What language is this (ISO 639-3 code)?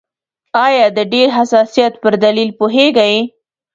pus